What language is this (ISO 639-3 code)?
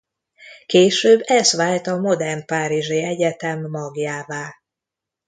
hun